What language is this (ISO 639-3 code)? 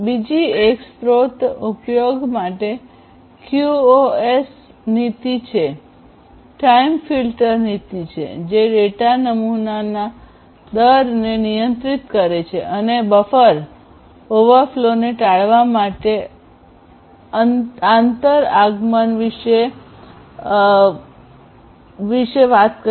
guj